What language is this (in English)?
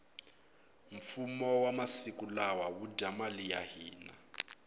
Tsonga